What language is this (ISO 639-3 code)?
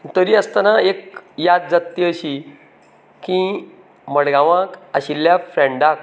kok